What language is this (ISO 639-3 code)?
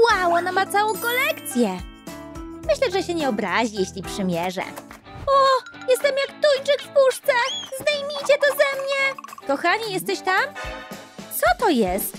pol